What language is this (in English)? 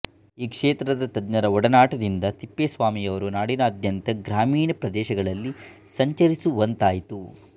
Kannada